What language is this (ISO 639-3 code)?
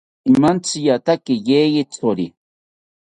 cpy